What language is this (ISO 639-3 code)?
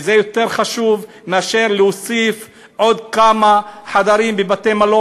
heb